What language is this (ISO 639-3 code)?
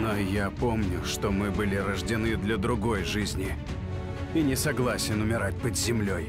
rus